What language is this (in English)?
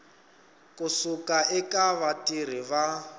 Tsonga